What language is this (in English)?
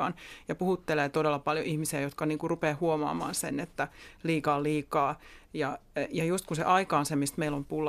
Finnish